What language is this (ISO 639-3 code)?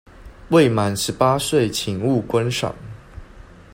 zho